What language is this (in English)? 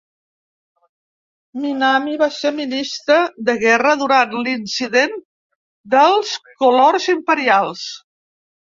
Catalan